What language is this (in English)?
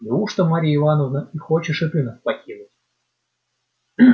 Russian